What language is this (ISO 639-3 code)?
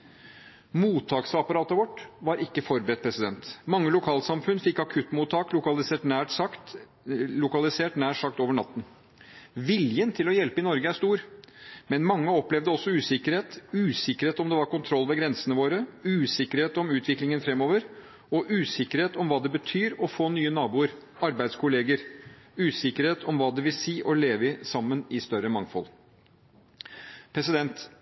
nob